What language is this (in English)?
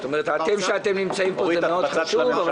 Hebrew